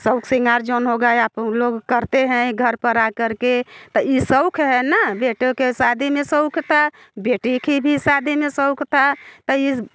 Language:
Hindi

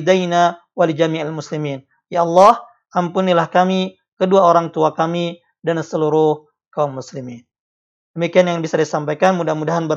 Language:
Indonesian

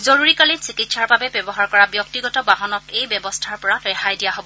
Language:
Assamese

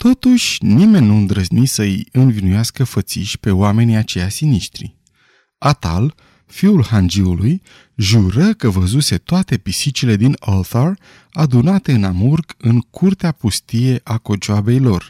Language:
Romanian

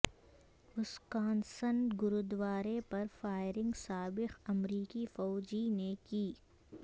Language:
Urdu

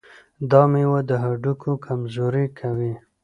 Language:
Pashto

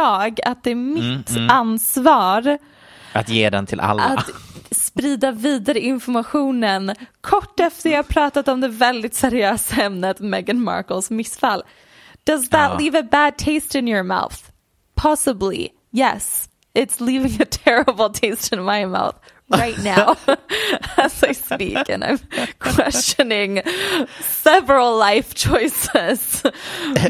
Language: Swedish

